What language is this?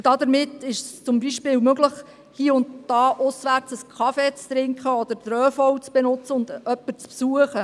Swiss German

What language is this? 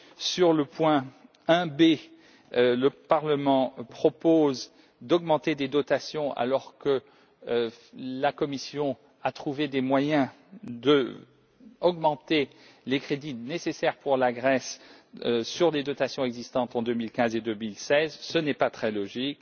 French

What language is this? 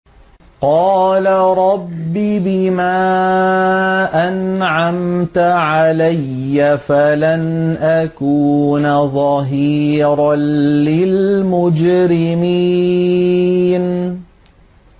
Arabic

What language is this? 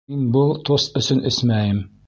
Bashkir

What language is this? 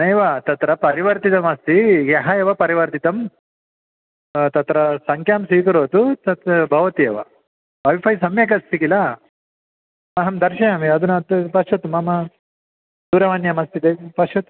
Sanskrit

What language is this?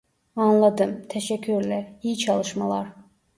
Turkish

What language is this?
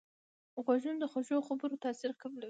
Pashto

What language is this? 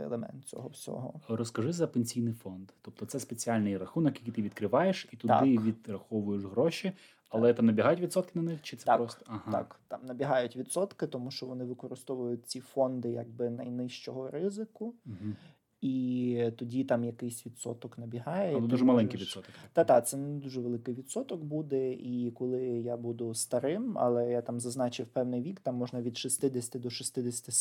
Ukrainian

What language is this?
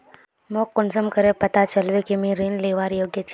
Magahi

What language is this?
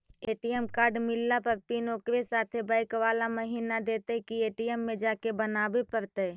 Magahi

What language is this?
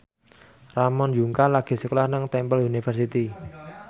Javanese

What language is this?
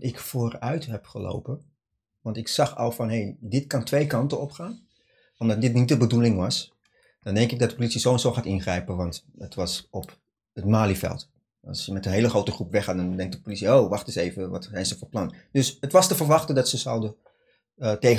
Dutch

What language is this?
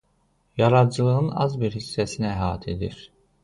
Azerbaijani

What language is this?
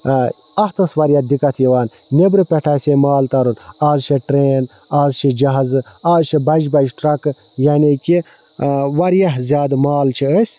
Kashmiri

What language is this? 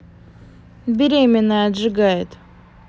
Russian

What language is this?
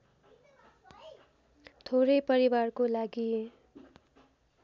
Nepali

